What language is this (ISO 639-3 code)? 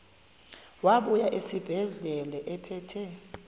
xho